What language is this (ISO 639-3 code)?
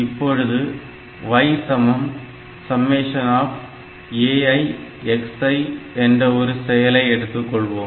tam